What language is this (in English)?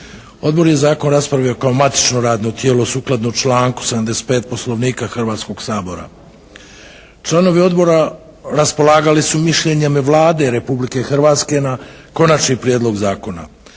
Croatian